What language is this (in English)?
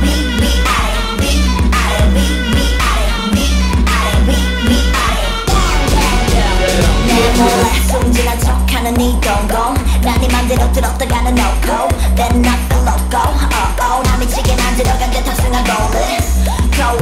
Korean